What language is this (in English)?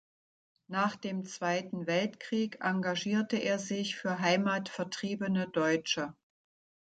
German